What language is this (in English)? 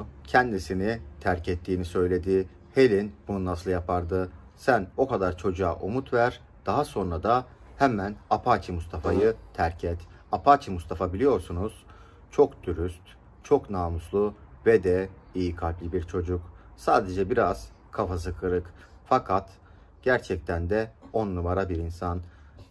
Turkish